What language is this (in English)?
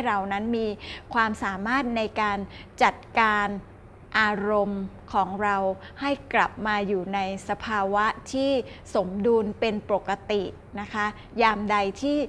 Thai